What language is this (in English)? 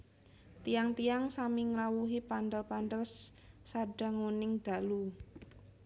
Javanese